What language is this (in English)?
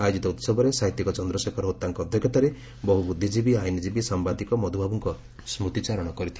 Odia